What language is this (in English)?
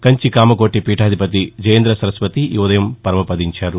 Telugu